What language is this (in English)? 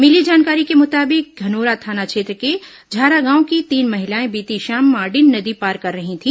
Hindi